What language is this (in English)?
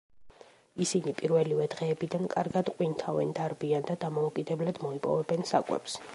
Georgian